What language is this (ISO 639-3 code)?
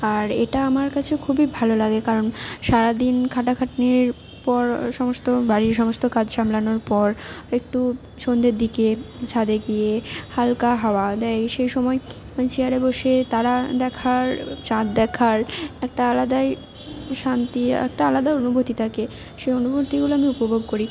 ben